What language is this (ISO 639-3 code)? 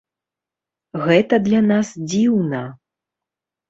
bel